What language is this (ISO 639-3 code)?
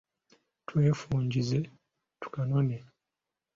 lug